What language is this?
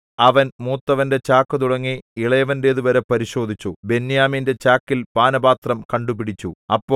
Malayalam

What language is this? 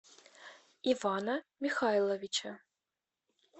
Russian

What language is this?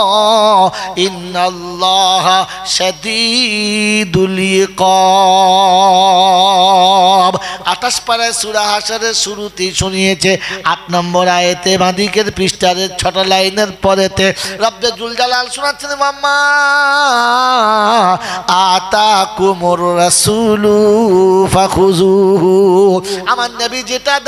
Arabic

